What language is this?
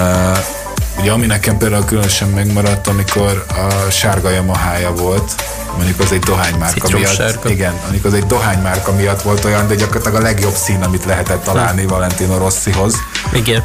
Hungarian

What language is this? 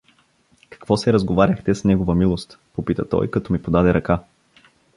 Bulgarian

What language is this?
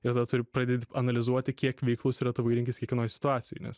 Lithuanian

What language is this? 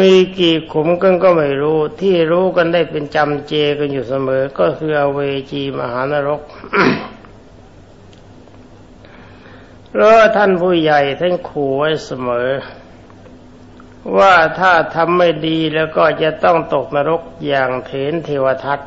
Thai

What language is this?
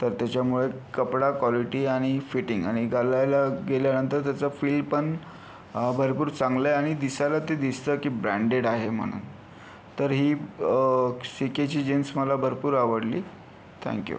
Marathi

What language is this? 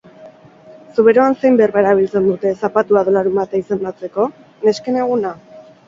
Basque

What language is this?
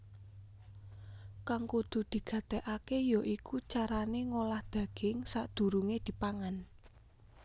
Javanese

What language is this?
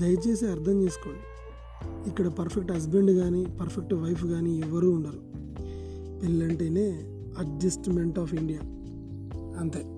Telugu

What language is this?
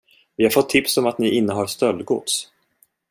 Swedish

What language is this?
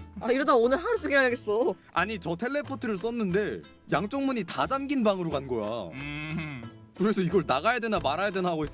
Korean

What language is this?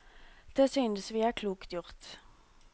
Norwegian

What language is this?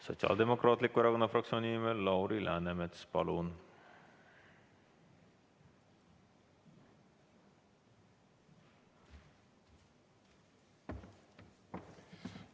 Estonian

